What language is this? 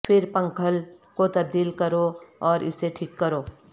Urdu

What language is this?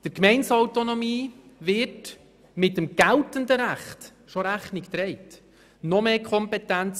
Swiss German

